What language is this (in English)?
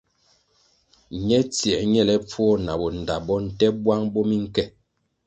Kwasio